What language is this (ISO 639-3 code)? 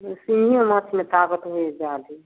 mai